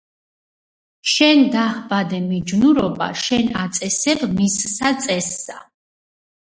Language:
Georgian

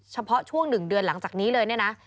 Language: Thai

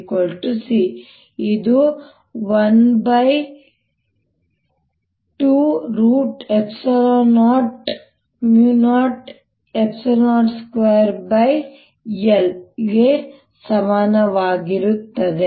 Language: Kannada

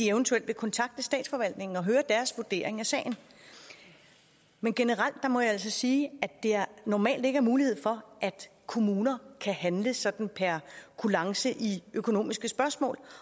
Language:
Danish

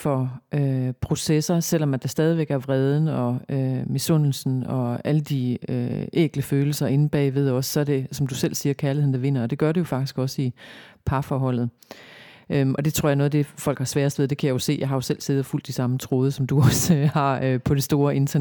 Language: Danish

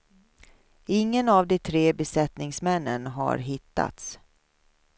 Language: Swedish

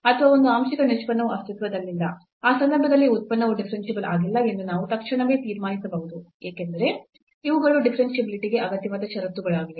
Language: Kannada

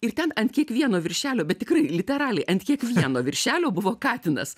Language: Lithuanian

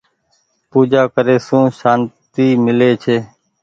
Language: Goaria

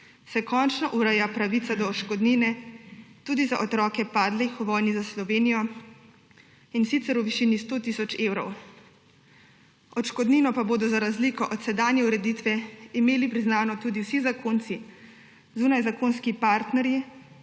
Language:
Slovenian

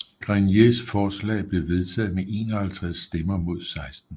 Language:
Danish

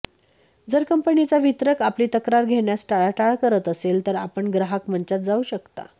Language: Marathi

